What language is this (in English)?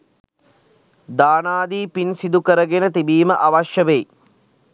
Sinhala